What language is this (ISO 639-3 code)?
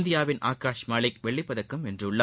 tam